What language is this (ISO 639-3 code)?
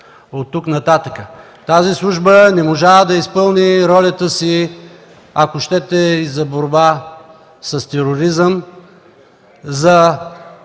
bul